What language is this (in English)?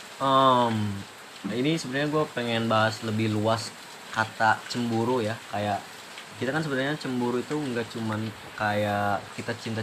Indonesian